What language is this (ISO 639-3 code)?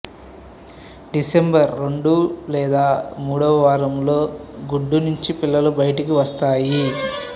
tel